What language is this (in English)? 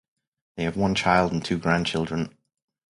English